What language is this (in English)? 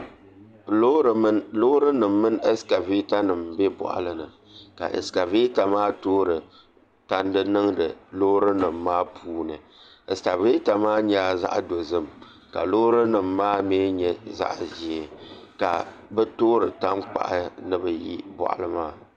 Dagbani